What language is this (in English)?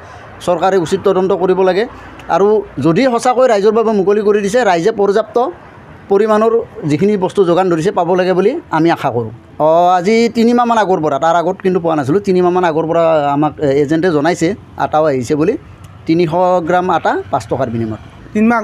Bangla